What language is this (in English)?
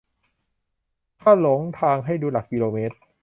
Thai